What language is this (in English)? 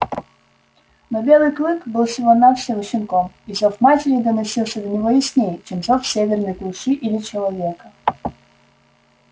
Russian